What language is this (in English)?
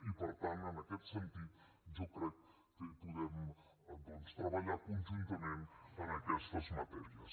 Catalan